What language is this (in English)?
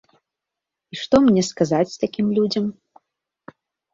Belarusian